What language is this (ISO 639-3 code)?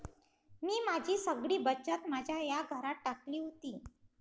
mar